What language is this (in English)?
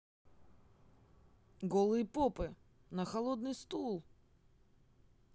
Russian